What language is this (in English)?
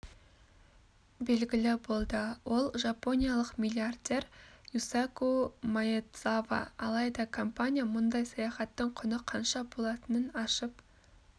Kazakh